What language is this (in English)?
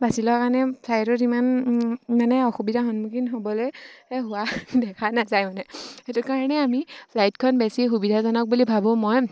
Assamese